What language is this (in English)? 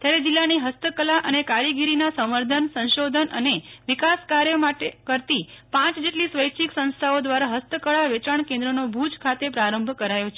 Gujarati